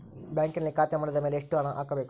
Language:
Kannada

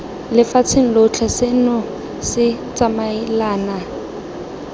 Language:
Tswana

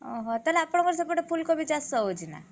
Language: Odia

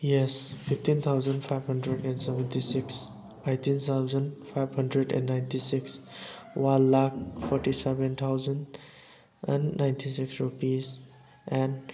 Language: Manipuri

